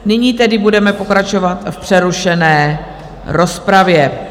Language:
Czech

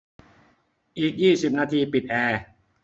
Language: Thai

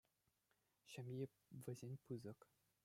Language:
Chuvash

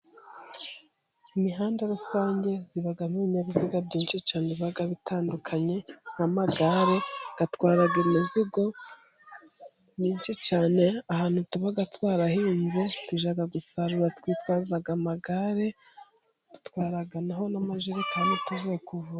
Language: Kinyarwanda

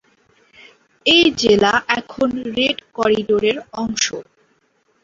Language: Bangla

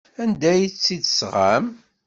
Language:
Kabyle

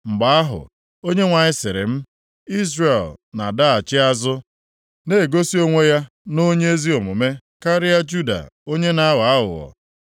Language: Igbo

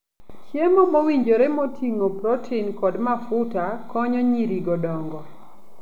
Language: Luo (Kenya and Tanzania)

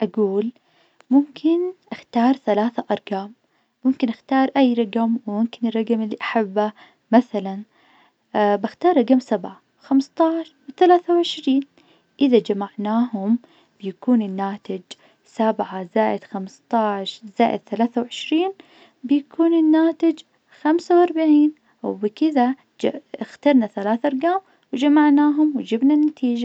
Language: Najdi Arabic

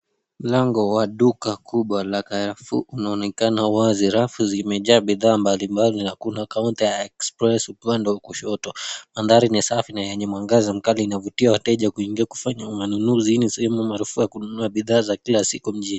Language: Swahili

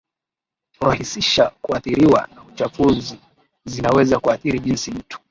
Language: Swahili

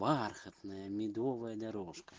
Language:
Russian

